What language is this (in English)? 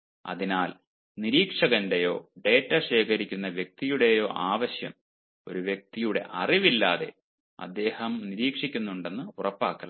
Malayalam